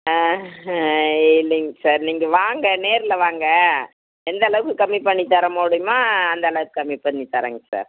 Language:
Tamil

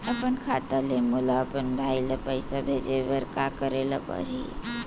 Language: Chhattisgarhi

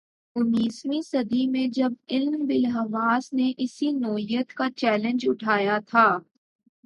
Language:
Urdu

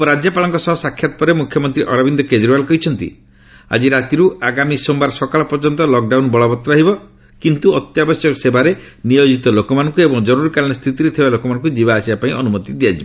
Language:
Odia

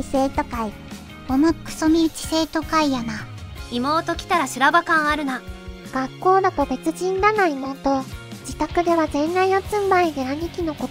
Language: Japanese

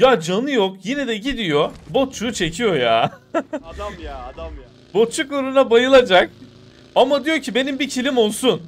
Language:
Turkish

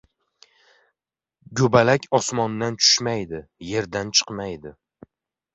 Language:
Uzbek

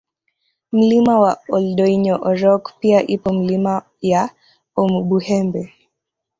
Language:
Swahili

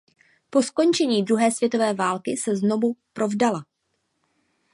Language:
Czech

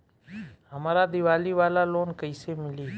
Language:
Bhojpuri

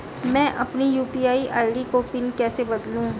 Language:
Hindi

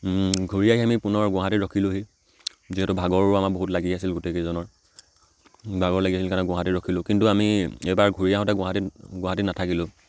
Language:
Assamese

